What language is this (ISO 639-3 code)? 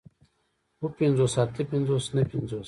pus